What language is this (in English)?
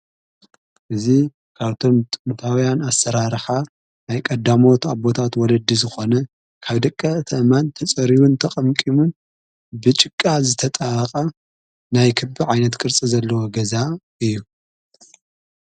Tigrinya